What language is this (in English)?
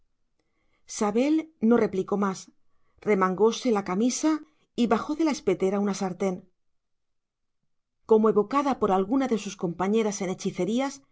Spanish